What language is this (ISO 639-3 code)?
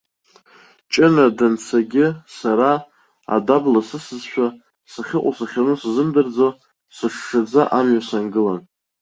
abk